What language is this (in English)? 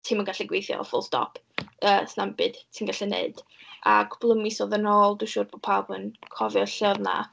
Welsh